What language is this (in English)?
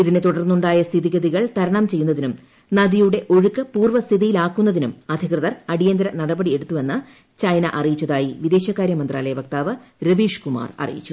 Malayalam